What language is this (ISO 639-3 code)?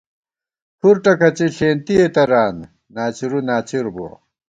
gwt